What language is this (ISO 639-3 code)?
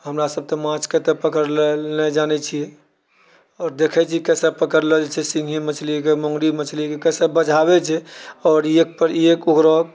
mai